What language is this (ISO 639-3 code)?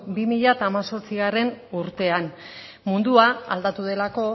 eus